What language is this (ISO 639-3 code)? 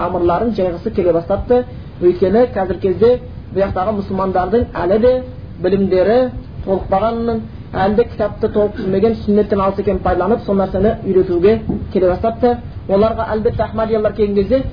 bul